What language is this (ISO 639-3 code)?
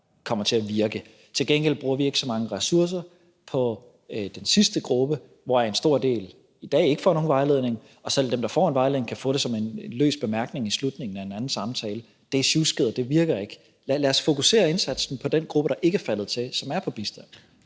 dan